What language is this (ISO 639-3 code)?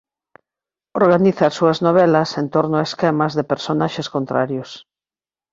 glg